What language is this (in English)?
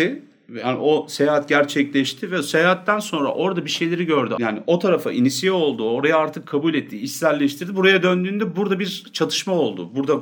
Turkish